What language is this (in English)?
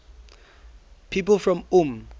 English